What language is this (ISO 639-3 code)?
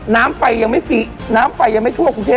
tha